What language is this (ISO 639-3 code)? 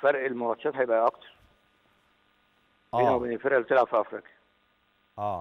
ara